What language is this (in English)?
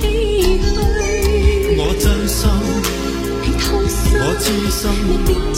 Chinese